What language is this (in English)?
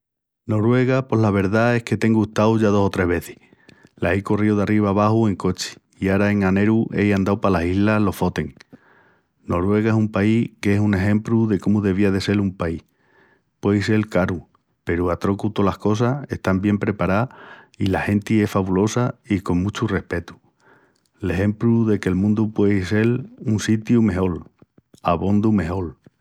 Extremaduran